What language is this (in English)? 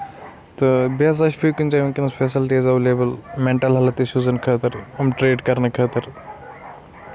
Kashmiri